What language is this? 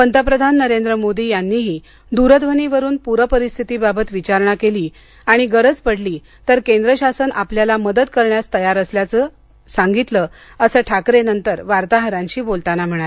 Marathi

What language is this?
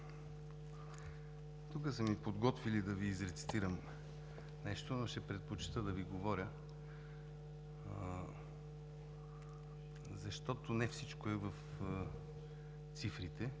Bulgarian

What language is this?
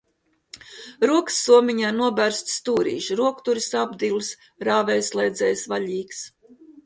Latvian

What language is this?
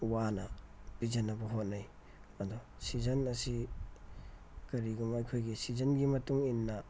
Manipuri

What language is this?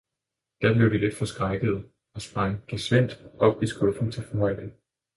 Danish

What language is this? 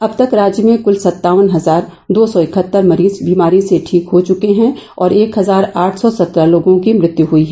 Hindi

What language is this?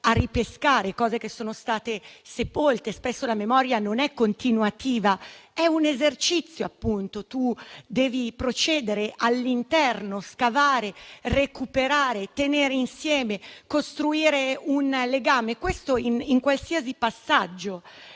Italian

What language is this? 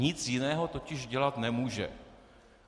Czech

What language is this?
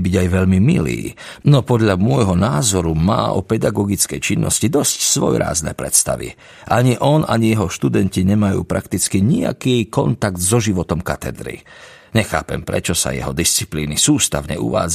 Slovak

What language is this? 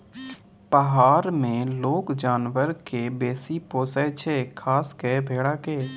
Maithili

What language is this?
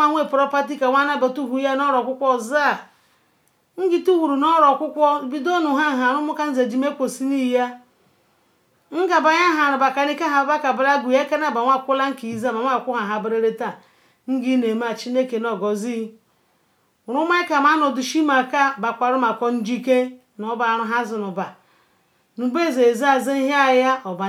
Ikwere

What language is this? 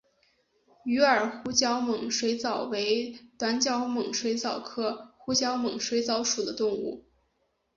Chinese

